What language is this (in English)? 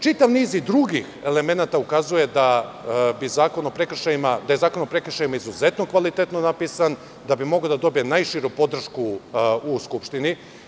Serbian